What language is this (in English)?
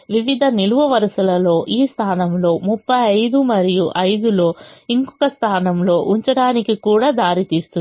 Telugu